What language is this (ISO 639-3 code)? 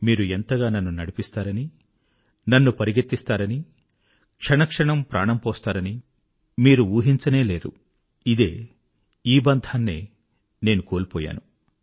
tel